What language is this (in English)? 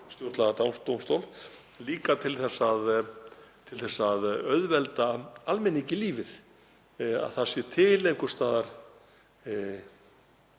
Icelandic